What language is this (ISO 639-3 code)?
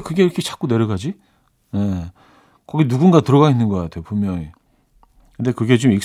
kor